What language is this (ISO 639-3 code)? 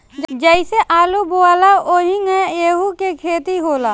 bho